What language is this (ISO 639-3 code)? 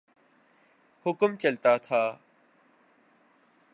urd